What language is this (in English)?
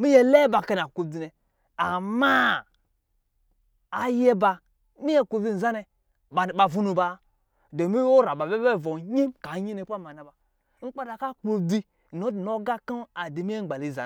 Lijili